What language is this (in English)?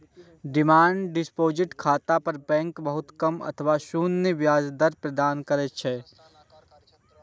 Maithili